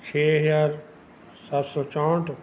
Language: Punjabi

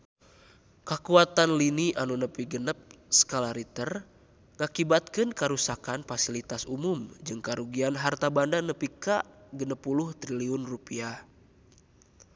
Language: Sundanese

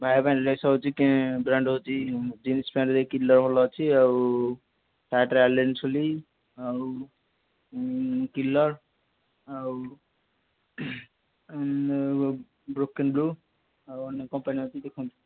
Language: Odia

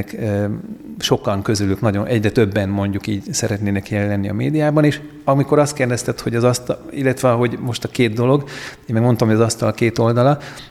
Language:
Hungarian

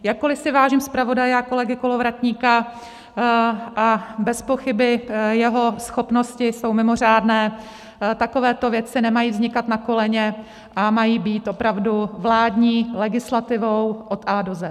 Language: Czech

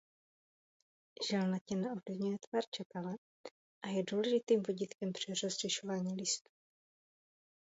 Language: Czech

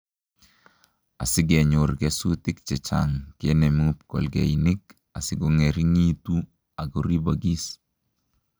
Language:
Kalenjin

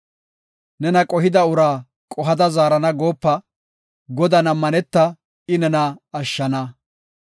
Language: Gofa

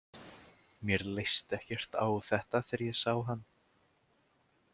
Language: Icelandic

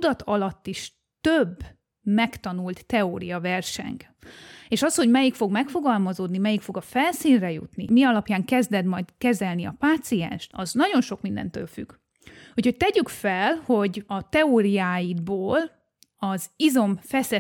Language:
Hungarian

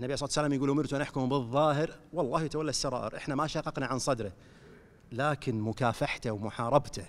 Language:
Arabic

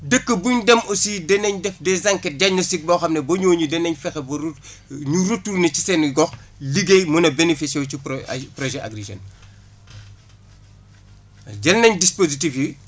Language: Wolof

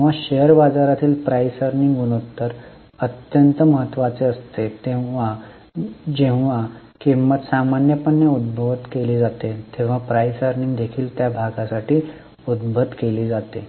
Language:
Marathi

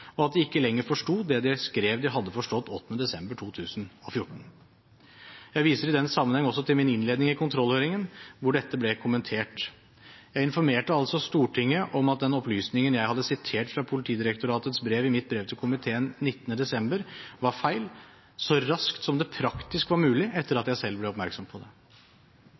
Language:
Norwegian Bokmål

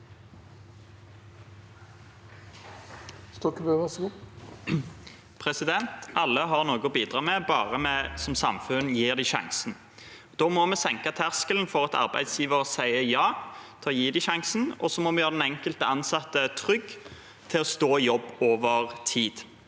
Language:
Norwegian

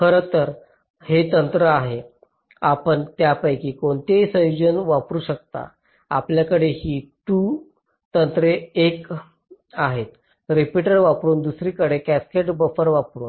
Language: Marathi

